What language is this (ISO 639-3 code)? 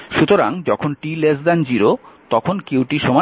ben